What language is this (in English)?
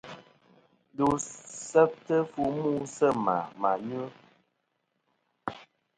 Kom